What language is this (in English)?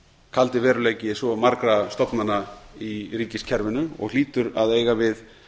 Icelandic